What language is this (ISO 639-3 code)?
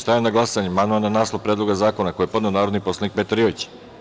srp